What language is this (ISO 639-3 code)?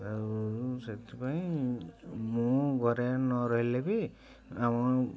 ori